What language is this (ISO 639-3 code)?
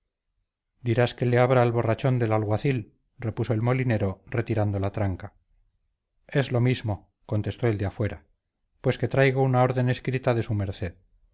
spa